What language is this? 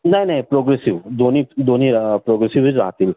Marathi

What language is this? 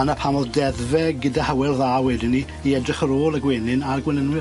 Welsh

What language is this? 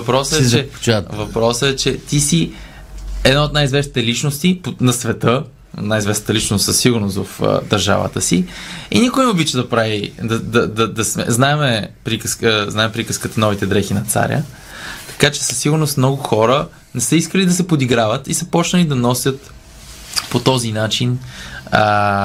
Bulgarian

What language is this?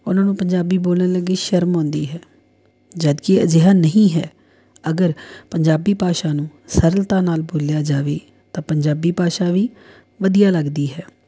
Punjabi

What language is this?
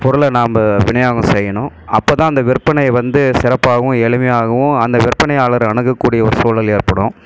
Tamil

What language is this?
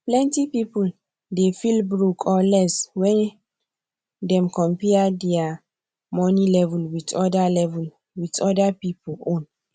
Nigerian Pidgin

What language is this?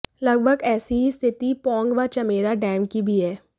Hindi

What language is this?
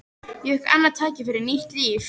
Icelandic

